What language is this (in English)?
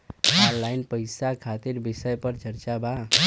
Bhojpuri